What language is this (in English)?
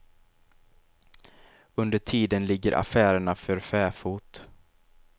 Swedish